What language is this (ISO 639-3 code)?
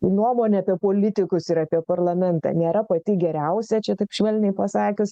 lit